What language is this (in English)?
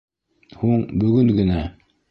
Bashkir